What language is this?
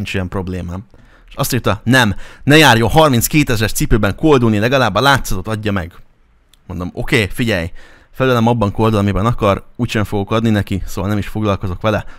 Hungarian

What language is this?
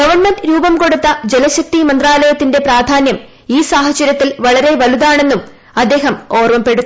Malayalam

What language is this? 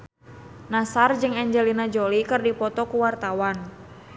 Sundanese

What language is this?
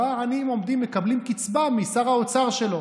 Hebrew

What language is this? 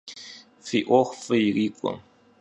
Kabardian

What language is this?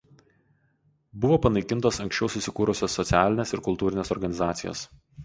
Lithuanian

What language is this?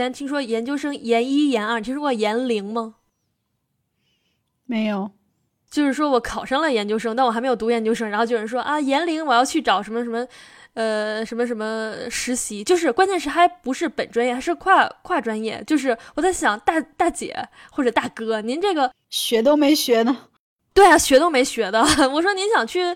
Chinese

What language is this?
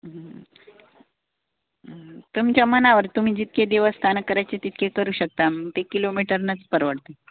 Marathi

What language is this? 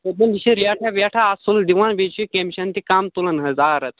Kashmiri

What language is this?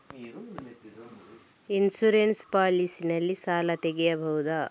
Kannada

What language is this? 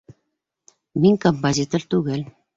Bashkir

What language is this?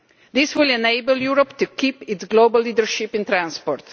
English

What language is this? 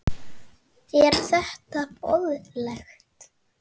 Icelandic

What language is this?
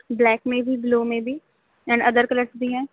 Urdu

